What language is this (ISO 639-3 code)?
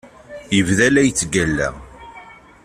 kab